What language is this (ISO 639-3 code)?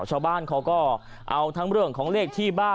tha